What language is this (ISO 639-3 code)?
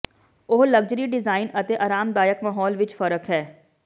pan